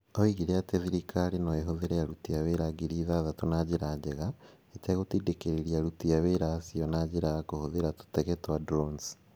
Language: Kikuyu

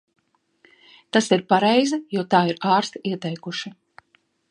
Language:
Latvian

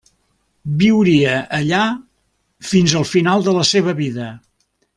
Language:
Catalan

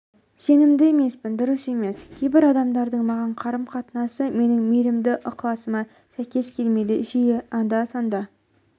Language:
Kazakh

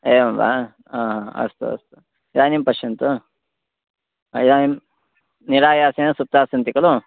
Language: Sanskrit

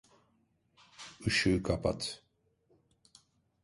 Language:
Turkish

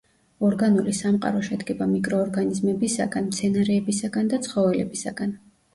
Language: Georgian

